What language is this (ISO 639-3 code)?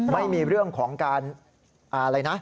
tha